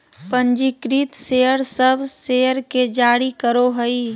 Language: Magahi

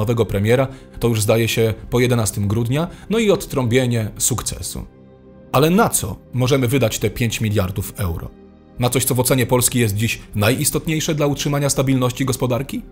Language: Polish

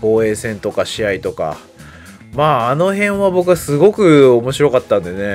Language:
Japanese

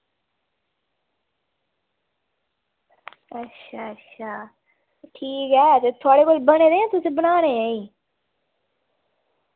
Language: Dogri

